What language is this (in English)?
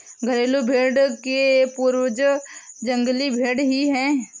Hindi